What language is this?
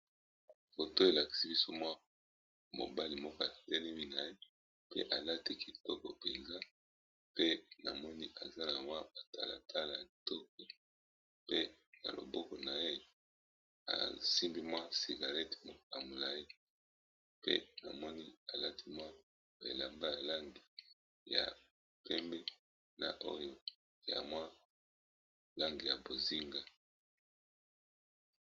Lingala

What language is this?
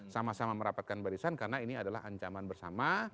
Indonesian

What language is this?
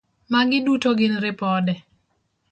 Luo (Kenya and Tanzania)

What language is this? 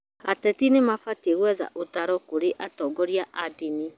Kikuyu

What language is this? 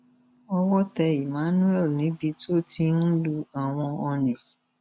Yoruba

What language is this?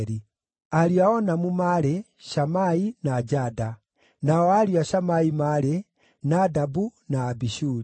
Kikuyu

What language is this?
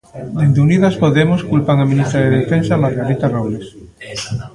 Galician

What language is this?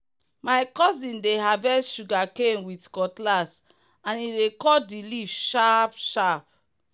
Nigerian Pidgin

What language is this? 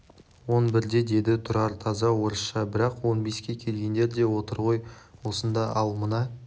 Kazakh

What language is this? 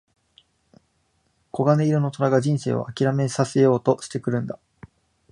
Japanese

